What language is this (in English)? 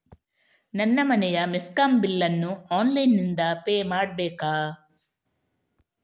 Kannada